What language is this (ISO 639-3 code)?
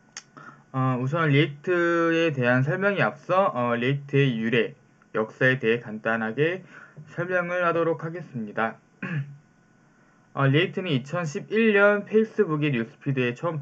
kor